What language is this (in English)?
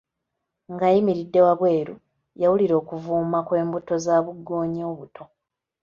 Ganda